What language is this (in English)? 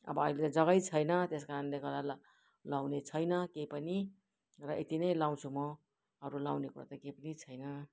Nepali